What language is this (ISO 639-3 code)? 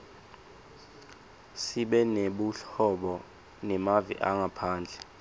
ssw